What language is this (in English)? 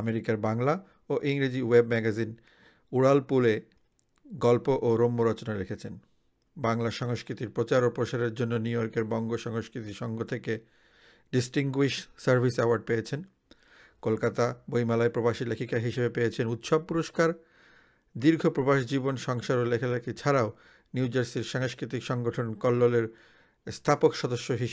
Bangla